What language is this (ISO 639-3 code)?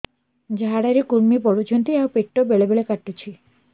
ori